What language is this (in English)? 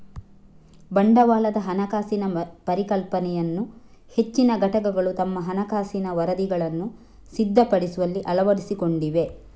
Kannada